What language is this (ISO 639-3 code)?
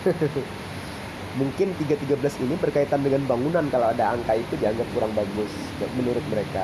ind